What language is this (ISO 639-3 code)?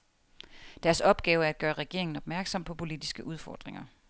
dan